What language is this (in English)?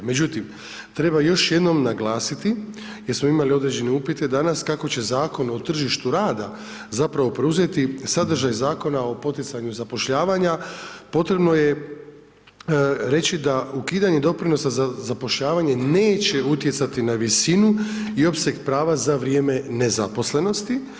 Croatian